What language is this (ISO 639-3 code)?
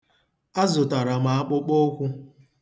ibo